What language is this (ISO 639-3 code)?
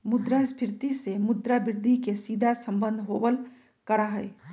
mag